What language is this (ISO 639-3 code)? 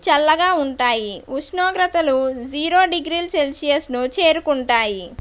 tel